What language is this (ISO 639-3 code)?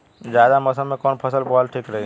bho